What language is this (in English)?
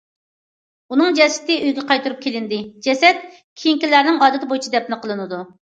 Uyghur